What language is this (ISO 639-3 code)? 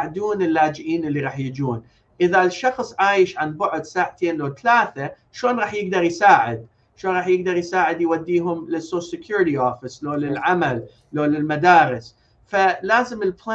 ara